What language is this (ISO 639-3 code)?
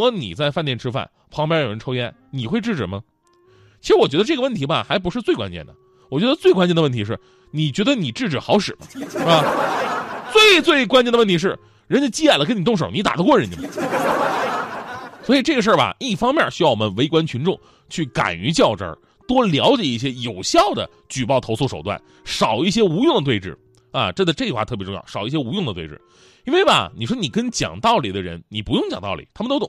zho